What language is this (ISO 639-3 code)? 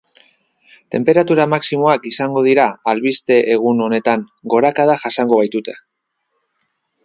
eus